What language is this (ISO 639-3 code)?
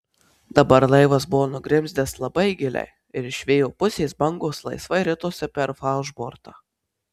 lit